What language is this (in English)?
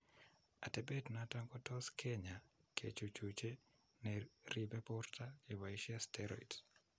Kalenjin